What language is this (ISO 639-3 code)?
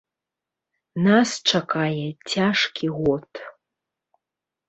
bel